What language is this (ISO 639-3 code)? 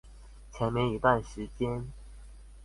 zho